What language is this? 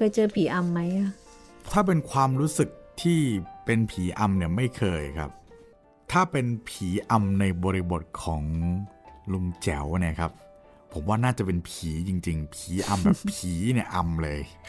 Thai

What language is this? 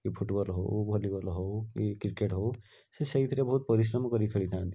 Odia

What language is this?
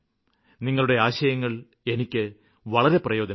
Malayalam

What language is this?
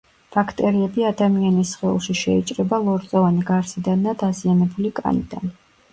Georgian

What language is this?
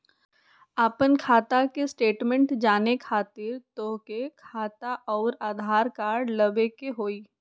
Magahi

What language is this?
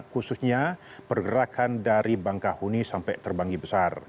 Indonesian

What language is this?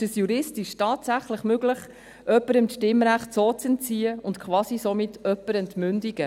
Swiss German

